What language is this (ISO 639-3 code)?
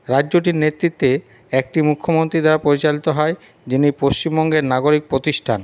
ben